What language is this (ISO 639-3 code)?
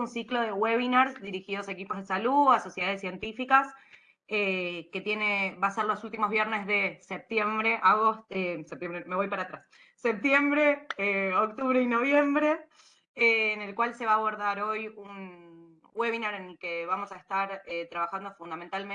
spa